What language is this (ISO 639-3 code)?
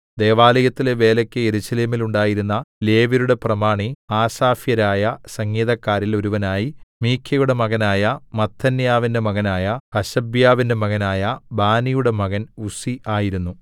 mal